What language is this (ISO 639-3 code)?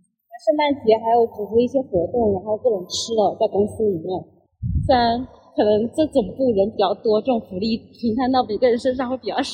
zho